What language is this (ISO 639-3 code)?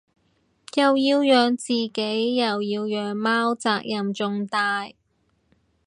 yue